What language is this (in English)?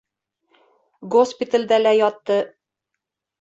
Bashkir